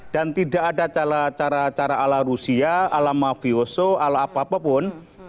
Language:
Indonesian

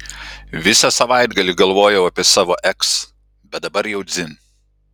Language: Lithuanian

